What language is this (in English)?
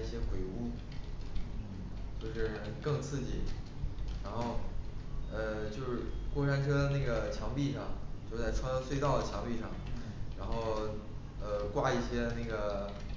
Chinese